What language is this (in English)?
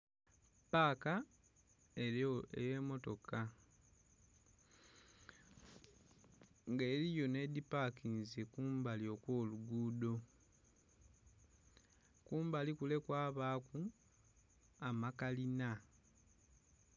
Soga